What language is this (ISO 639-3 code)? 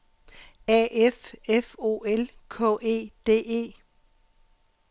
dan